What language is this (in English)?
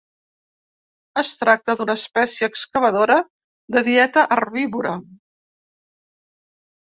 Catalan